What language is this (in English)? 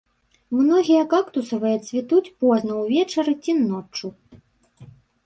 Belarusian